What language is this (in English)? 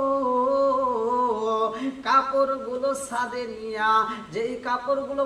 Romanian